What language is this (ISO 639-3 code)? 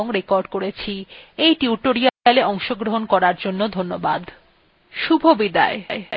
ben